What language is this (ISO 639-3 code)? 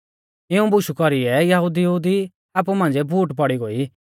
bfz